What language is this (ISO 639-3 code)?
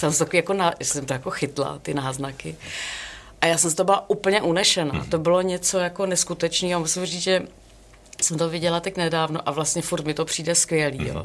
ces